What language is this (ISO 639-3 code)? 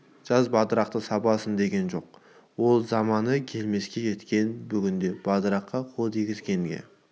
kaz